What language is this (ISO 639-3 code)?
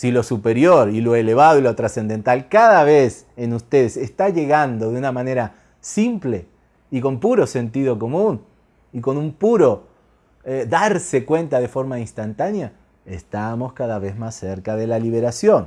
spa